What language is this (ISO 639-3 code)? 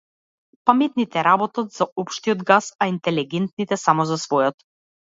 mkd